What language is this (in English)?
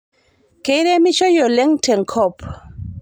Masai